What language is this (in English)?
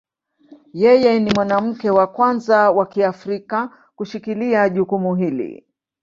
Swahili